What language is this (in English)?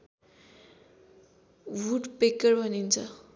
Nepali